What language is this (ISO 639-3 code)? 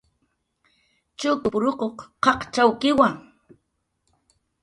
jqr